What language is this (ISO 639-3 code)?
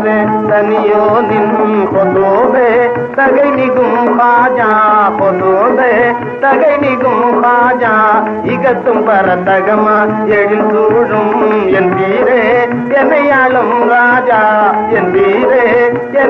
tam